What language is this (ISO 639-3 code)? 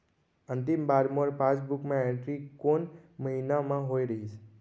hne